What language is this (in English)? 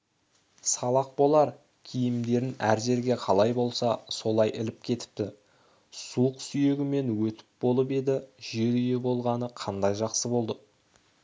Kazakh